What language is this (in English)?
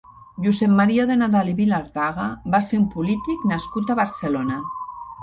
Catalan